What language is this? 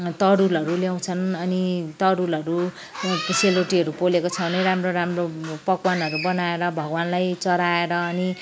Nepali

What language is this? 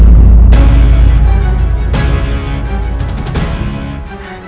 Indonesian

